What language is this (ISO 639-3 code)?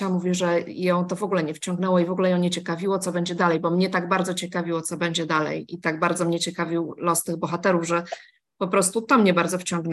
pol